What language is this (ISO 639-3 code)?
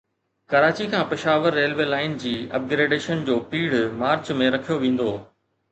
snd